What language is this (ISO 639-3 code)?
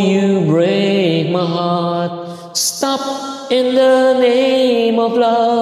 fil